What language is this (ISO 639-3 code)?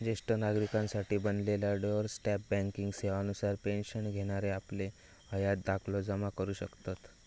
mar